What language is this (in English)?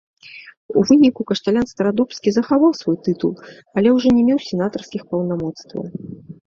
Belarusian